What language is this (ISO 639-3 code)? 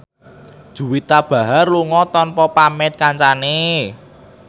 jav